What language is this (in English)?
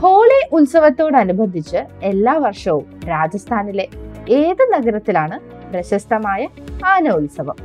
Malayalam